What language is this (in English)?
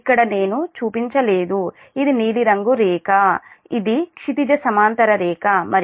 Telugu